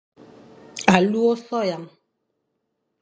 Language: Fang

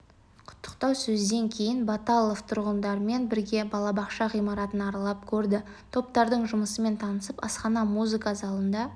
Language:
Kazakh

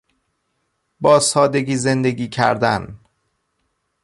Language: Persian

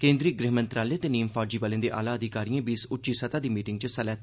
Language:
Dogri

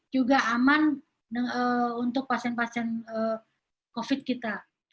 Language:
Indonesian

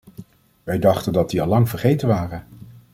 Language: Dutch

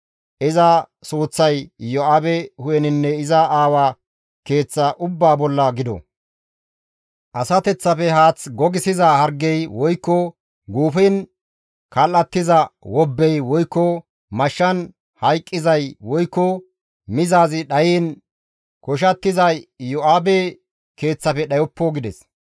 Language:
Gamo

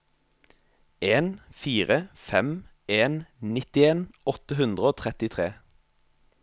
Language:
Norwegian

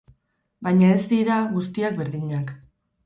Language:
Basque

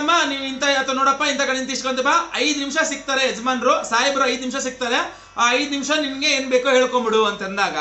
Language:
Hindi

